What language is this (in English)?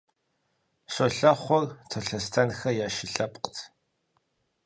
Kabardian